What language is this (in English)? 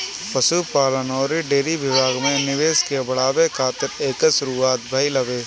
Bhojpuri